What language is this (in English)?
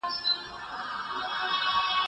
Pashto